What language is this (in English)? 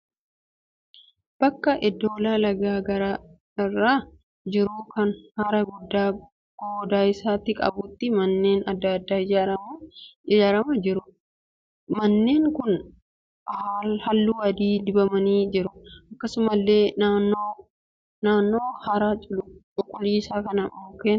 Oromo